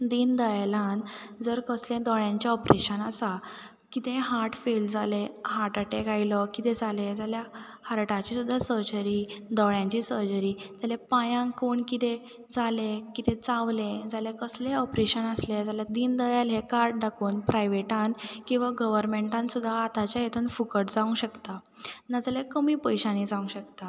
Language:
Konkani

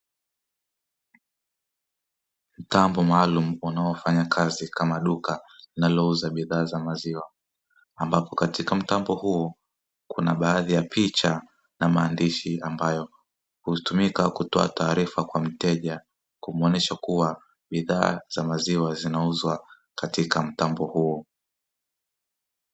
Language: Swahili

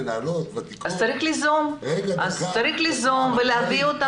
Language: Hebrew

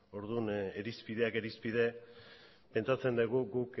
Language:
Basque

